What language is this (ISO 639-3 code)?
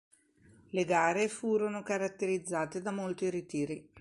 ita